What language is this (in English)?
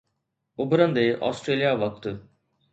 Sindhi